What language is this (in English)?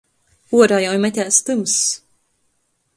Latgalian